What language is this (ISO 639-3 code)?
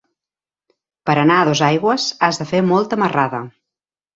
cat